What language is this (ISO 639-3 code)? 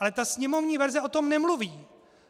ces